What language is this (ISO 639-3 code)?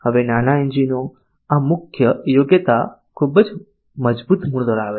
guj